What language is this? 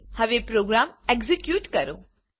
Gujarati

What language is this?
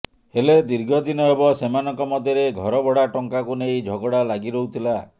Odia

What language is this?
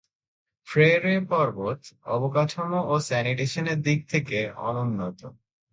Bangla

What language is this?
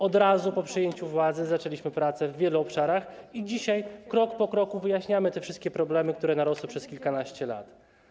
Polish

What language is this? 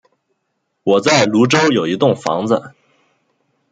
Chinese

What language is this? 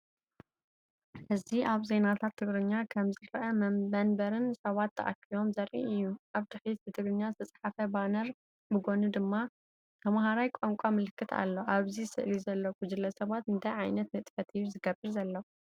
Tigrinya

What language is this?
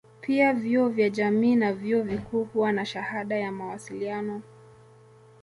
Swahili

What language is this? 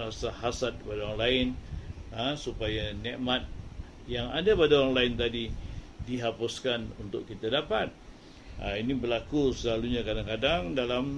Malay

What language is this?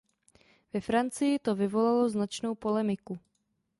Czech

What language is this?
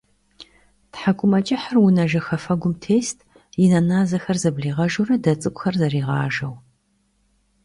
Kabardian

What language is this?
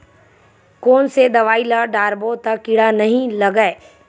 Chhattisgarhi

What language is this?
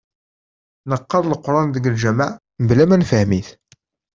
Kabyle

